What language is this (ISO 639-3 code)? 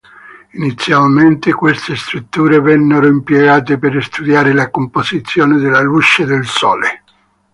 ita